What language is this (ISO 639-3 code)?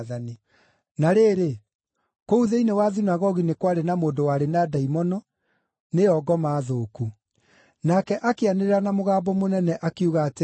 kik